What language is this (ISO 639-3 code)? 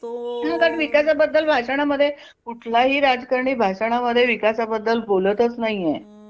mar